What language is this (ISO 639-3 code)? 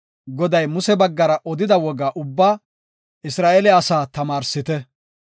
gof